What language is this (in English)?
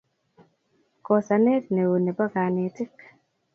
Kalenjin